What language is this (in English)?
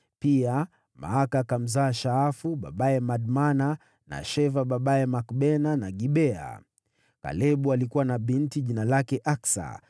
Swahili